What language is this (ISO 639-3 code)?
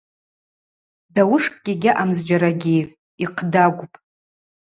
abq